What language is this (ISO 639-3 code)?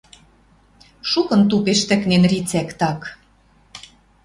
mrj